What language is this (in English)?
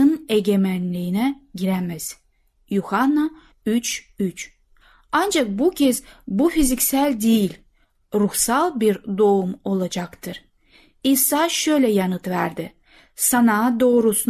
Turkish